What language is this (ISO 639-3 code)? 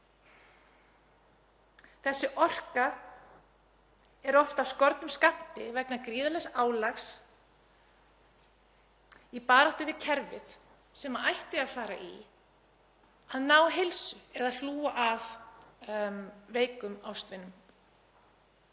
isl